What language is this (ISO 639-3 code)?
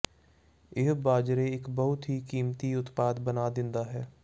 pan